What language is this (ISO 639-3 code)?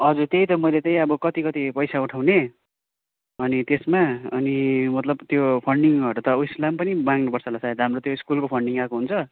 nep